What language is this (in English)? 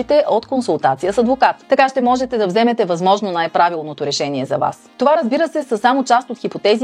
Bulgarian